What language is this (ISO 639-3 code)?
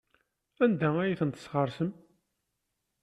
kab